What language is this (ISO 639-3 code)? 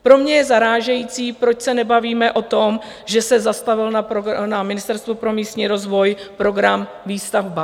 ces